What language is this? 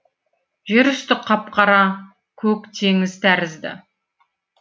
Kazakh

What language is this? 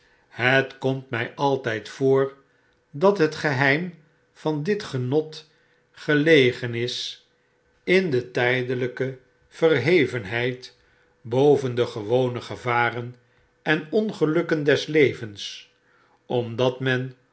Dutch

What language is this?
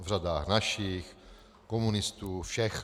Czech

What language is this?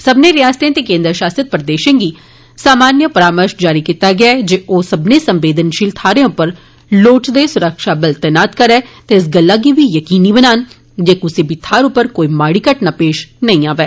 Dogri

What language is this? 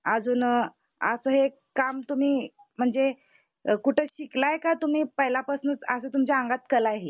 Marathi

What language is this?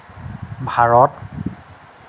Assamese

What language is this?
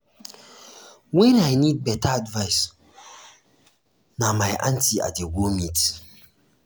Nigerian Pidgin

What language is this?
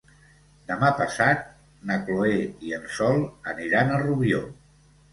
Catalan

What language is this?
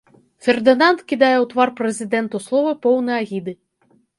Belarusian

